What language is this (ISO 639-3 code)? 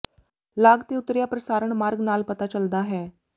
pan